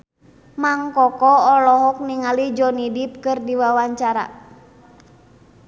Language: Sundanese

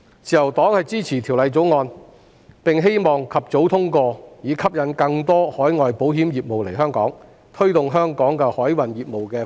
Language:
Cantonese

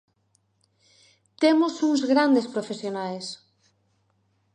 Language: Galician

